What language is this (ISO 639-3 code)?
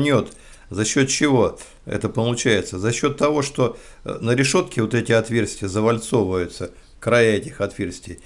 rus